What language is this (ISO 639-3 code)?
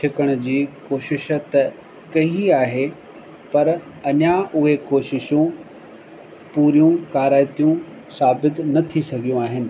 snd